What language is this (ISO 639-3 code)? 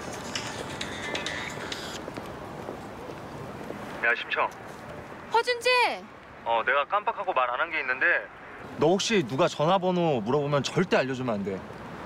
kor